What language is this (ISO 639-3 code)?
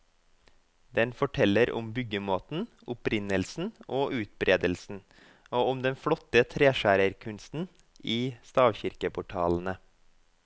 nor